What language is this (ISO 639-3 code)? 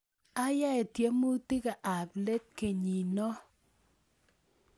kln